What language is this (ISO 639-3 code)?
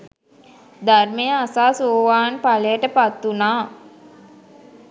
sin